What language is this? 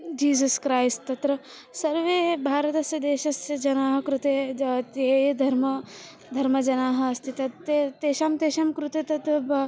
Sanskrit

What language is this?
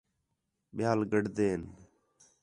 Khetrani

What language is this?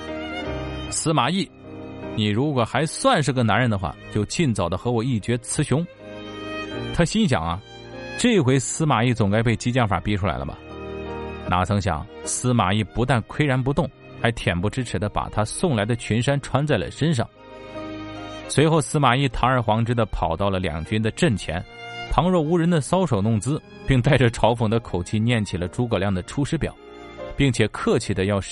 Chinese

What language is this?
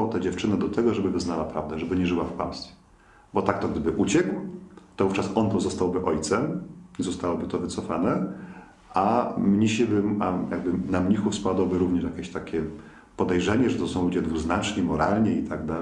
Polish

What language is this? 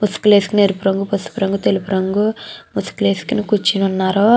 Telugu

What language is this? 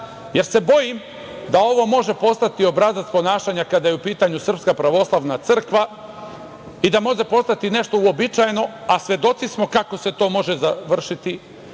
Serbian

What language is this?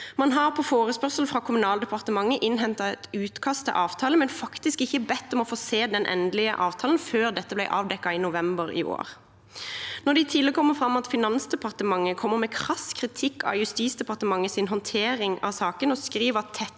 Norwegian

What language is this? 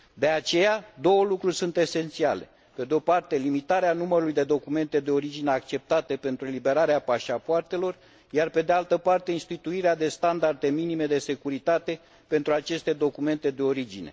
Romanian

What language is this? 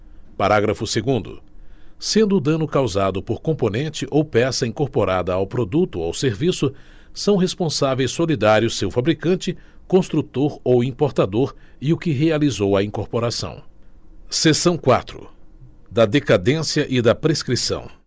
Portuguese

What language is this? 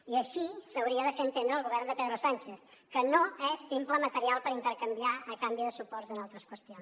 Catalan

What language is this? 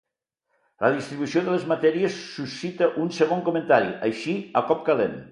Catalan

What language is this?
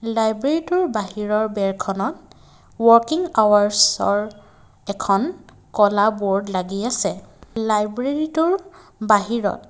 Assamese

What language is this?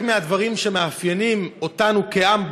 Hebrew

